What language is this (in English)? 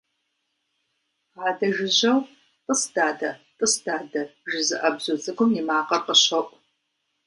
Kabardian